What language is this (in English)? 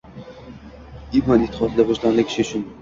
Uzbek